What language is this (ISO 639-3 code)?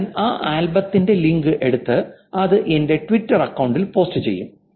mal